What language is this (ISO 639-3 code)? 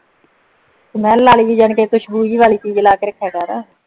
pan